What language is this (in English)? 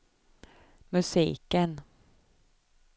Swedish